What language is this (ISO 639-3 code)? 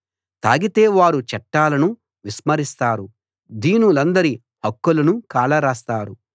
tel